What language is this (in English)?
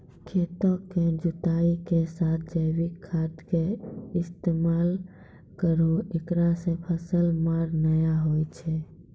Maithili